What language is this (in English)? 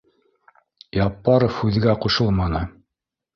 Bashkir